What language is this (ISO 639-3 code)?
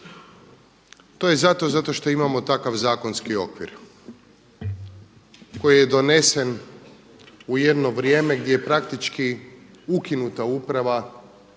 hrv